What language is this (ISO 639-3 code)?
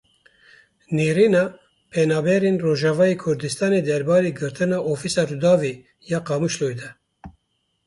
kur